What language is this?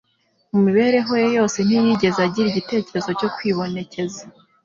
Kinyarwanda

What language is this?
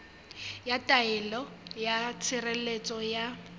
Southern Sotho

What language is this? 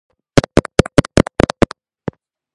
Georgian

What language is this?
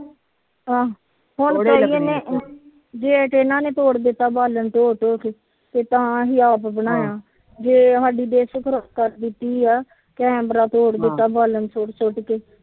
Punjabi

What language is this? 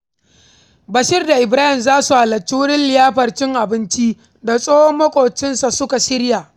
Hausa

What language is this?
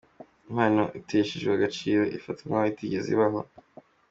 Kinyarwanda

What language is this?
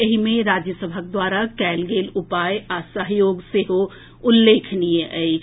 Maithili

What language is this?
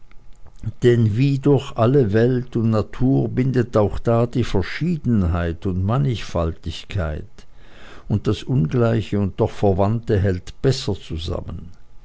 German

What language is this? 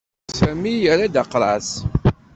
Kabyle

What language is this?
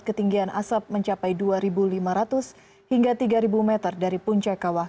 Indonesian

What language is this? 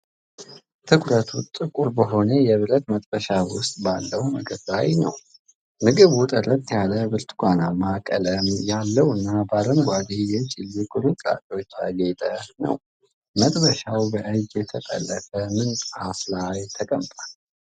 Amharic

